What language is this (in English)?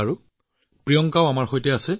Assamese